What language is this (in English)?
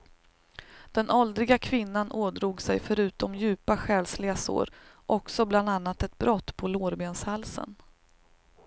Swedish